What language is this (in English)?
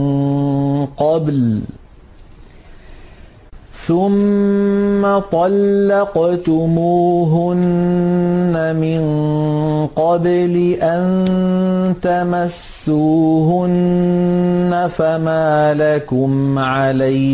Arabic